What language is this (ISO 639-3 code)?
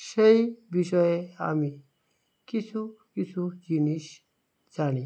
ben